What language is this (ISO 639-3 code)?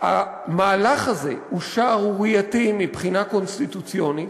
heb